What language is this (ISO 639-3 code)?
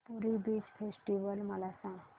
mar